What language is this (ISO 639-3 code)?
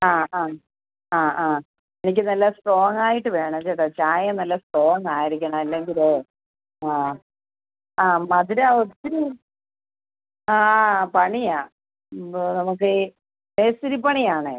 mal